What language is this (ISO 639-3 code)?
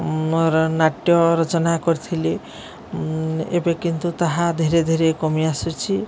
ori